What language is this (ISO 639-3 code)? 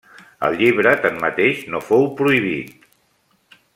cat